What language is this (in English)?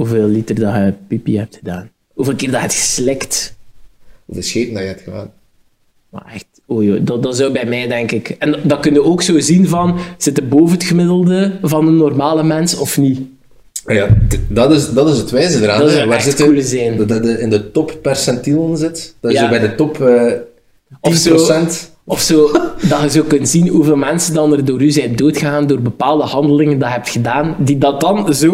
Dutch